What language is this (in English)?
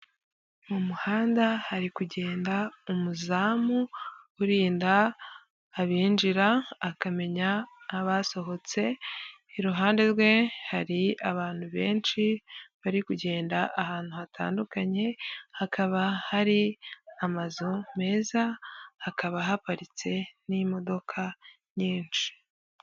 Kinyarwanda